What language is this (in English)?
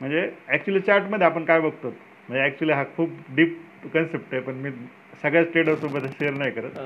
Marathi